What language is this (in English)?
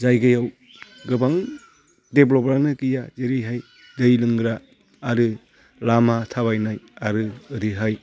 Bodo